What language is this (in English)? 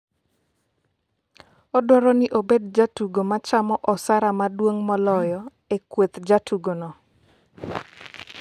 Luo (Kenya and Tanzania)